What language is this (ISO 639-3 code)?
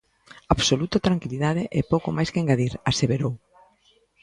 glg